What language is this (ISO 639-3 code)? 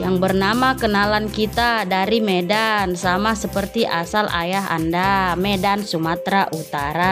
ind